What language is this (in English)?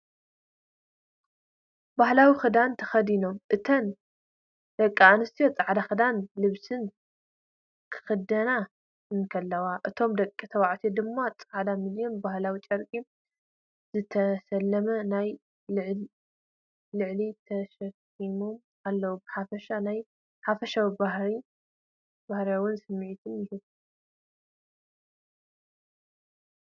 Tigrinya